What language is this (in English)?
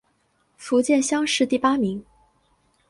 Chinese